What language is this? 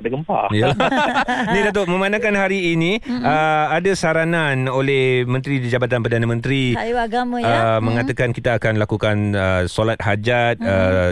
Malay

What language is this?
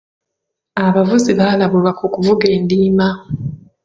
Ganda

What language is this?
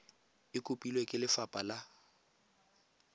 Tswana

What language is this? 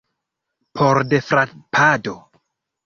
Esperanto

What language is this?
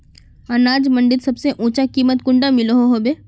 Magahi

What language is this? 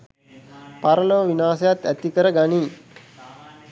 Sinhala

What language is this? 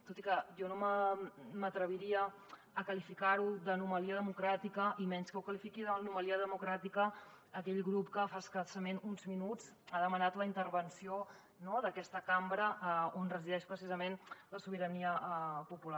Catalan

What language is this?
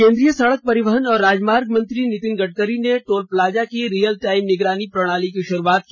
Hindi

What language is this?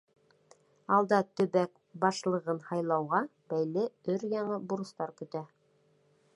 Bashkir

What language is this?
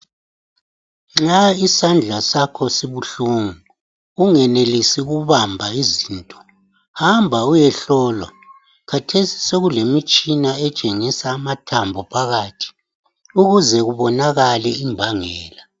North Ndebele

